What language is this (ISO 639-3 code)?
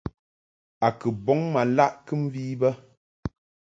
mhk